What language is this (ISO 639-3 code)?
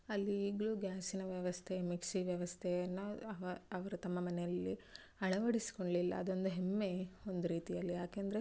kan